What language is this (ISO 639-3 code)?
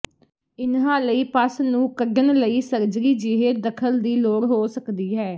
pan